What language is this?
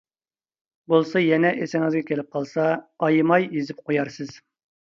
Uyghur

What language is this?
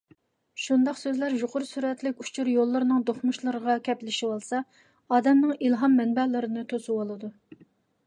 Uyghur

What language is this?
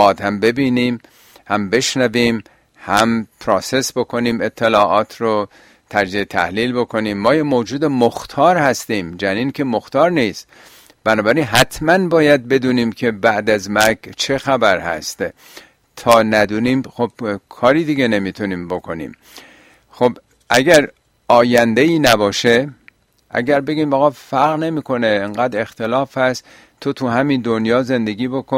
Persian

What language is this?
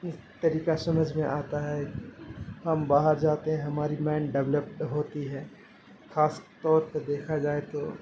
Urdu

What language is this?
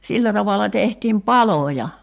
Finnish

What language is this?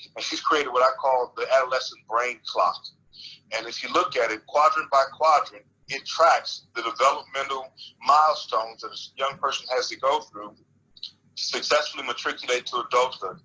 English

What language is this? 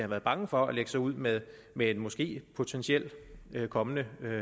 Danish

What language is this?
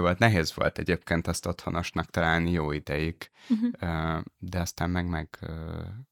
Hungarian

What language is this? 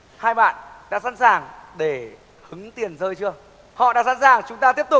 Vietnamese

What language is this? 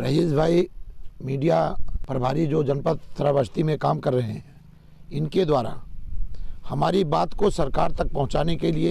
Hindi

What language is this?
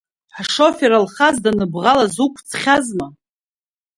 Abkhazian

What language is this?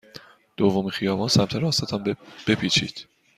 Persian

